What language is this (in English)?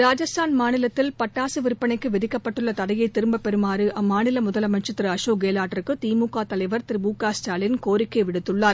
Tamil